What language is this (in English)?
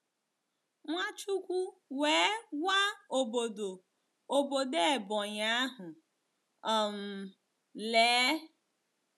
Igbo